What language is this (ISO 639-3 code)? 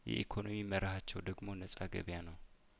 amh